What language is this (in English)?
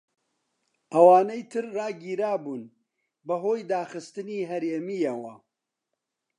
Central Kurdish